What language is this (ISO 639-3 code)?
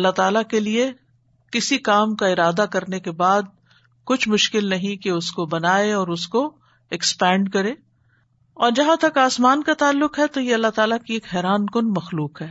urd